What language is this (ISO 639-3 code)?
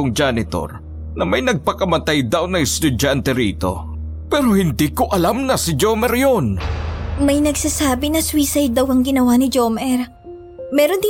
fil